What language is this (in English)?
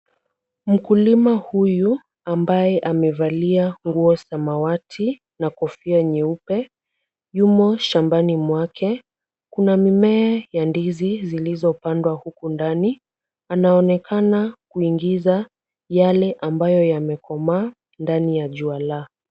Swahili